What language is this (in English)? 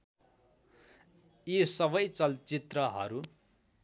Nepali